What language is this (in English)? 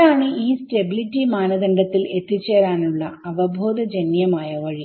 Malayalam